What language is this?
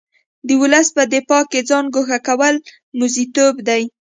Pashto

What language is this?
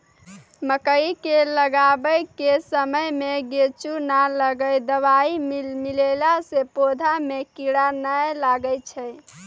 Maithili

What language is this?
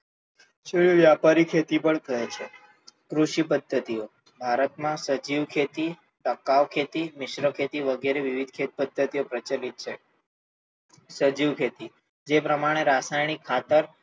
Gujarati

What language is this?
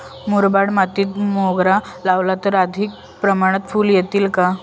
Marathi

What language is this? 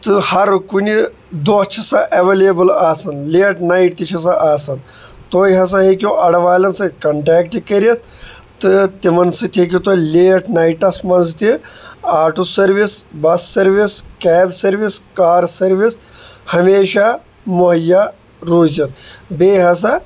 Kashmiri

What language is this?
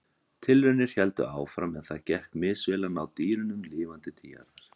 Icelandic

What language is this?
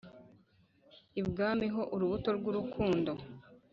Kinyarwanda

